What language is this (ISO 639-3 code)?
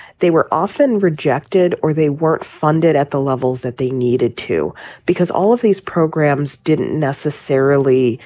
eng